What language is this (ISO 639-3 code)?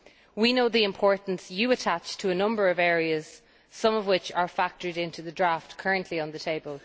eng